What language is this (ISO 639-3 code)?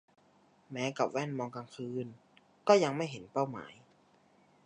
tha